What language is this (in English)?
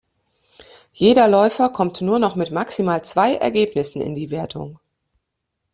German